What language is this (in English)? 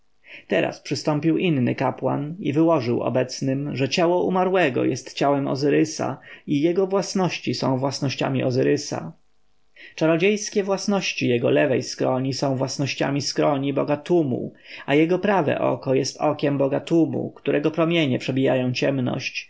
Polish